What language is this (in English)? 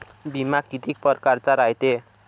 Marathi